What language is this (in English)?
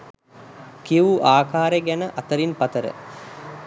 Sinhala